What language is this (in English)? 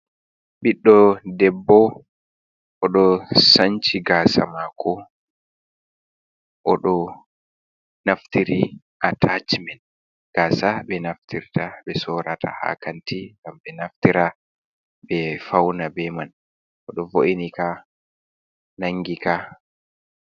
Fula